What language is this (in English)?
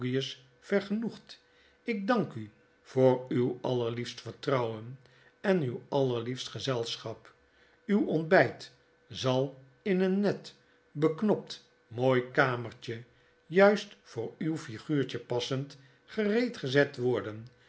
Dutch